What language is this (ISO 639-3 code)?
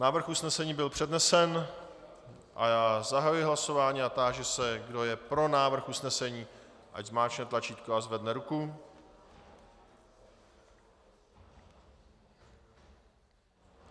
ces